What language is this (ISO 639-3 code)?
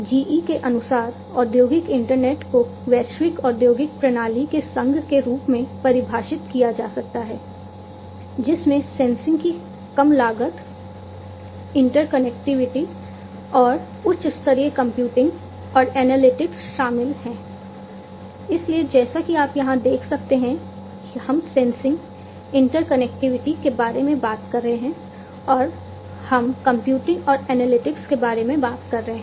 hin